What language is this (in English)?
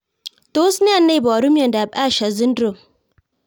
Kalenjin